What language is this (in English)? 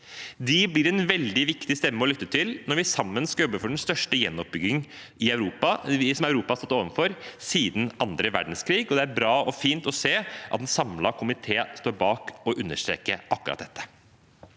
Norwegian